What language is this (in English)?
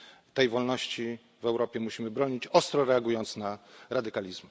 Polish